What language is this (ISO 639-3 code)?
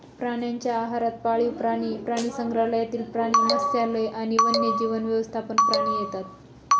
mar